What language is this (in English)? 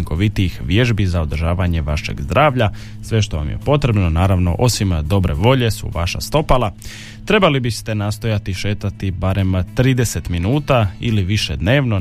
Croatian